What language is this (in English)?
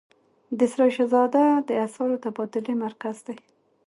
Pashto